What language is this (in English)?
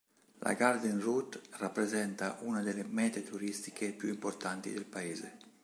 Italian